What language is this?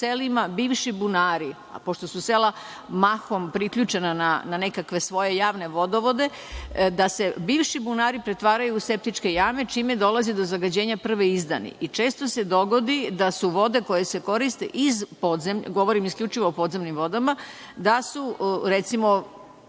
Serbian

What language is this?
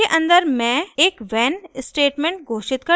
Hindi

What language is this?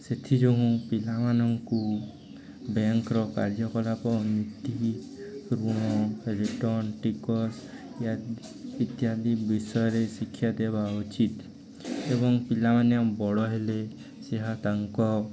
Odia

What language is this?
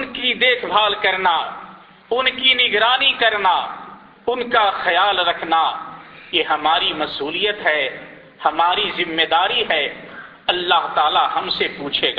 Urdu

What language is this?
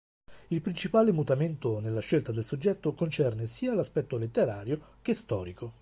Italian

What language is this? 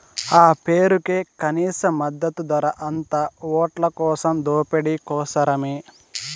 Telugu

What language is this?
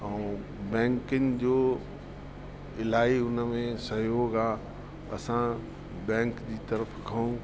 Sindhi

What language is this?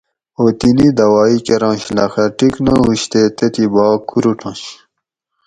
Gawri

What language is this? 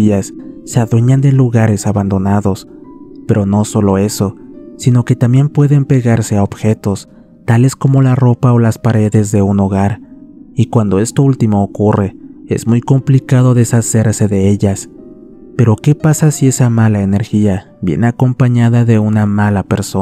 Spanish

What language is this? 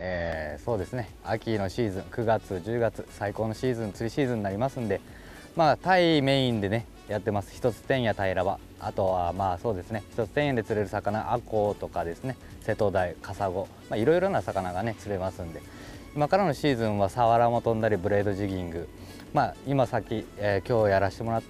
Japanese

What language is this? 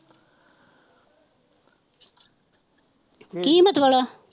Punjabi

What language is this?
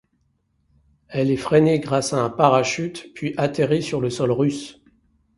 French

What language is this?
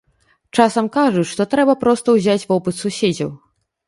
Belarusian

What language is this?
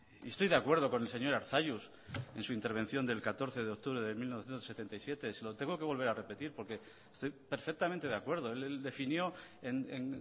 Spanish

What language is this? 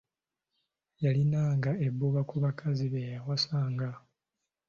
Ganda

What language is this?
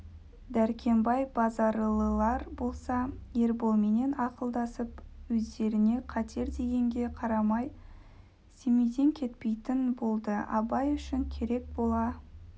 Kazakh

